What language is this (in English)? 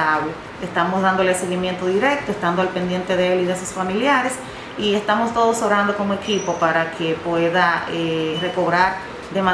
Spanish